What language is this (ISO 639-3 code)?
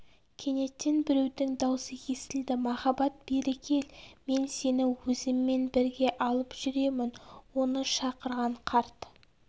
kaz